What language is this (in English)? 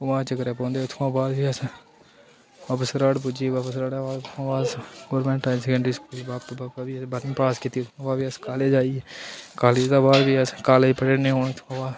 Dogri